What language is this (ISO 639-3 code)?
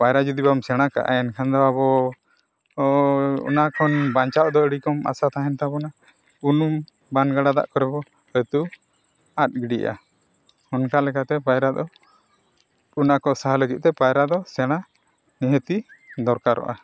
sat